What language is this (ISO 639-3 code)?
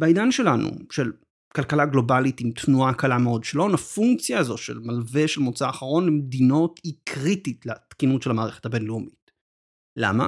heb